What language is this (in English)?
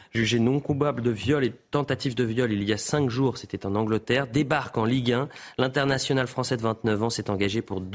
French